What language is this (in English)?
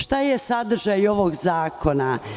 Serbian